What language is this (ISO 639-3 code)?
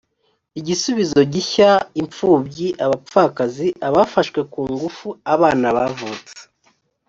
kin